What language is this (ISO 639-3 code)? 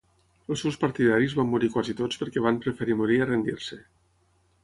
cat